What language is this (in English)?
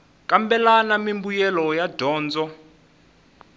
Tsonga